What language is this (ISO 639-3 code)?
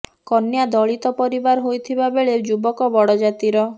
ori